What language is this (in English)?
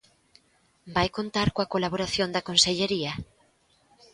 Galician